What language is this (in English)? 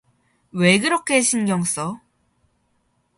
Korean